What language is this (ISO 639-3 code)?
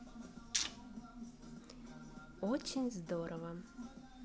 rus